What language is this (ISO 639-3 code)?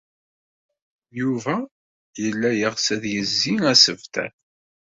kab